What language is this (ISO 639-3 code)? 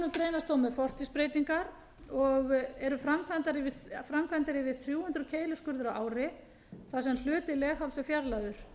isl